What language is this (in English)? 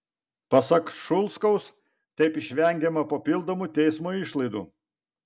Lithuanian